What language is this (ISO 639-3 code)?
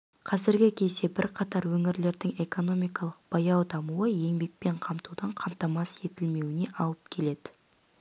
kaz